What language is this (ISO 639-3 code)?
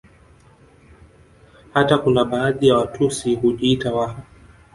swa